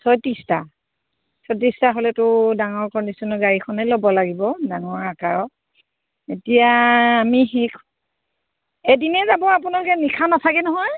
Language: Assamese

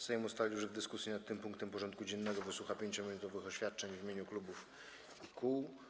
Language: Polish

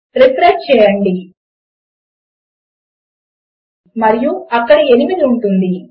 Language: Telugu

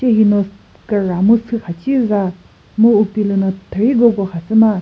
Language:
Chokri Naga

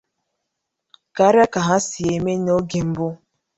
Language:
Igbo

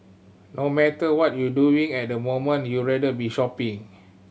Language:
English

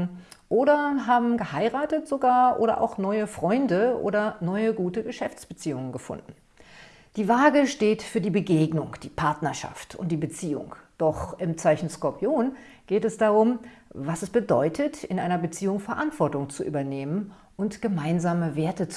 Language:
German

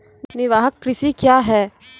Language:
Maithili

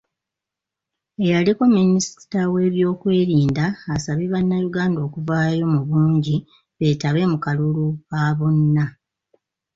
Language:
Ganda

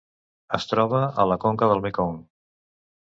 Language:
Catalan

